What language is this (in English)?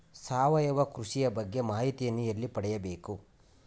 Kannada